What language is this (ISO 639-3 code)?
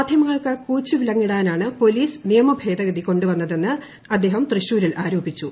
mal